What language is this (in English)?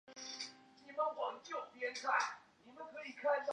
Chinese